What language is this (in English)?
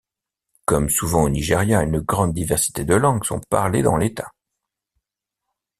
French